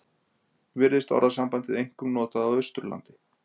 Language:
Icelandic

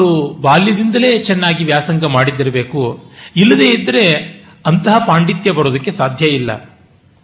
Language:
Kannada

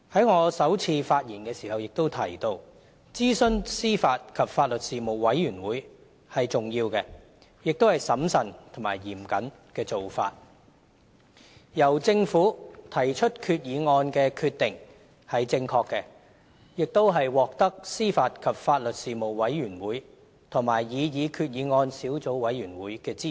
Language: Cantonese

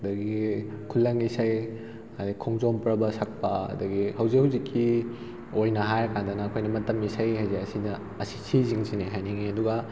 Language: Manipuri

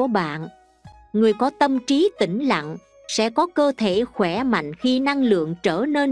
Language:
Vietnamese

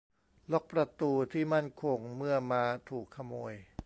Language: Thai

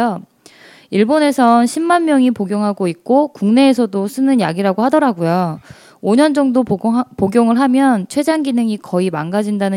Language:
Korean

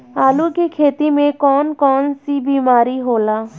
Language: Bhojpuri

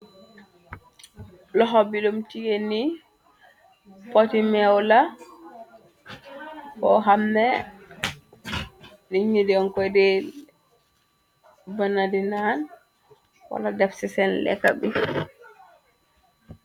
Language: Wolof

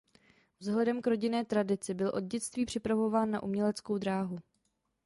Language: Czech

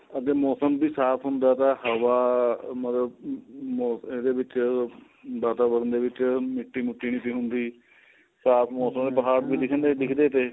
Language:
Punjabi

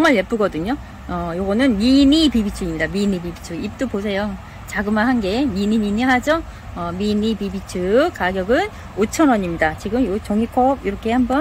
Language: Korean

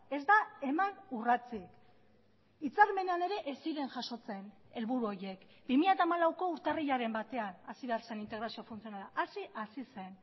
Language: Basque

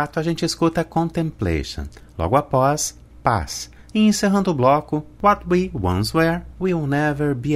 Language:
Portuguese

